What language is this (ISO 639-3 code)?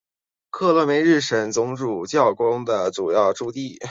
zho